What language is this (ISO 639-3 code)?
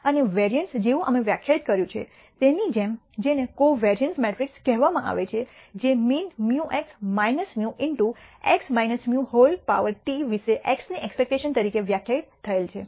guj